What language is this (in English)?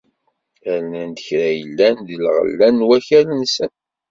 Kabyle